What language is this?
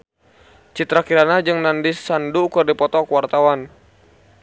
Sundanese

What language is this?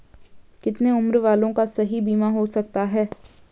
Hindi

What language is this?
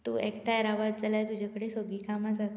Konkani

